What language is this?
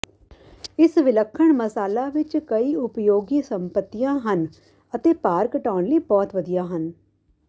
Punjabi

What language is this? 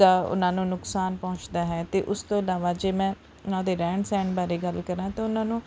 Punjabi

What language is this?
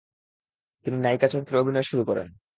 Bangla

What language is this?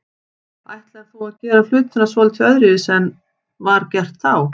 Icelandic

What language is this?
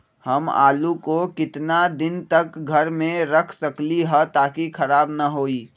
Magahi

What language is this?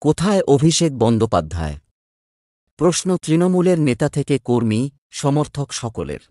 Bangla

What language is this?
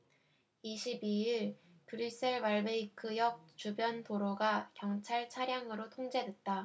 Korean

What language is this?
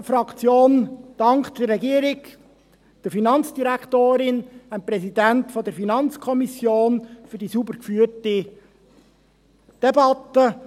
Swiss German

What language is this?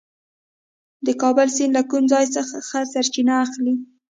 Pashto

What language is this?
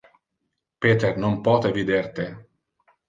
Interlingua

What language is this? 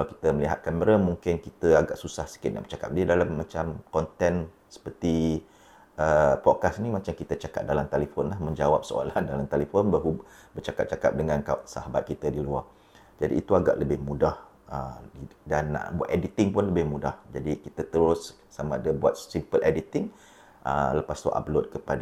Malay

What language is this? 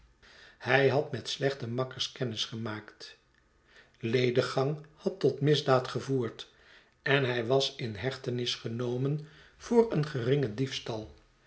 Dutch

